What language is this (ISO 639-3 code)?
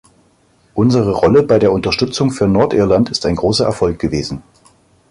deu